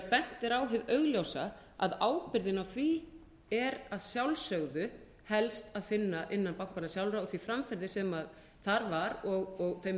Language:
Icelandic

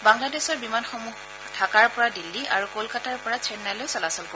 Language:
Assamese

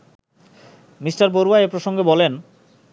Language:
Bangla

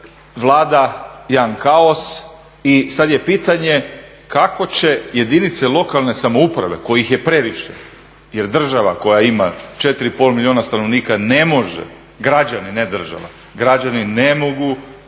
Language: Croatian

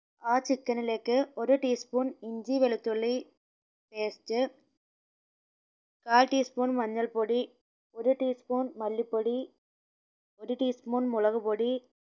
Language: Malayalam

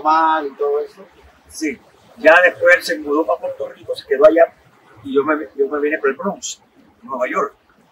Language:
Spanish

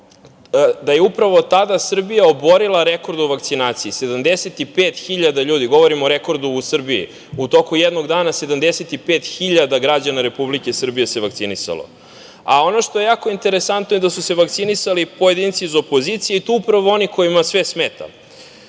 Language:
Serbian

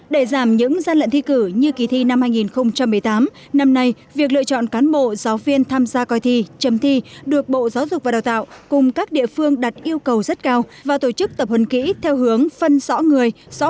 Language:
Vietnamese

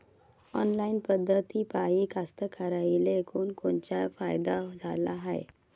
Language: Marathi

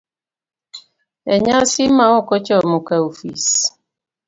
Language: Luo (Kenya and Tanzania)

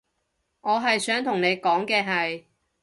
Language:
Cantonese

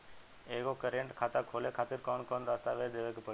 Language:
Bhojpuri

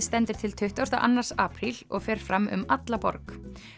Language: Icelandic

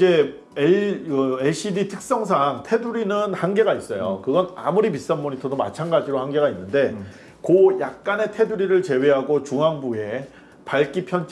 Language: Korean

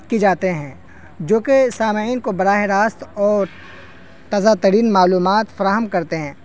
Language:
Urdu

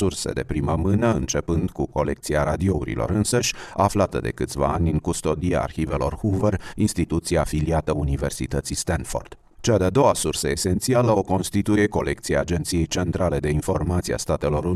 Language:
Romanian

